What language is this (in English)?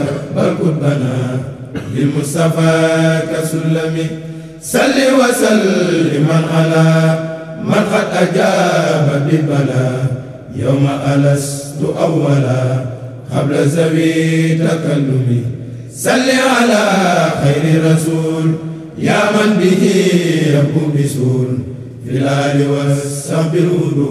Arabic